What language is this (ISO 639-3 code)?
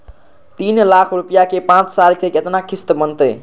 mag